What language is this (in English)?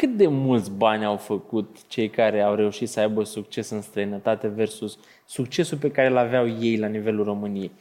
Romanian